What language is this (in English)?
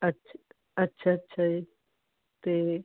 Punjabi